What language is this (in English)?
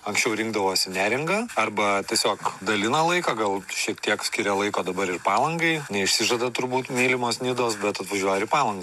Lithuanian